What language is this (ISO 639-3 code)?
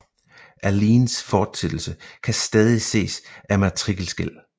dan